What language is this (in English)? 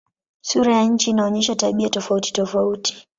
Swahili